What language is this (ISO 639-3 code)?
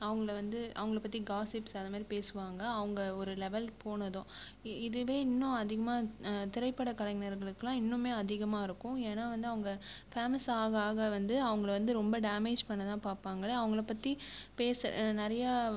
tam